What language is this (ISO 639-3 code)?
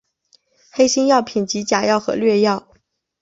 zho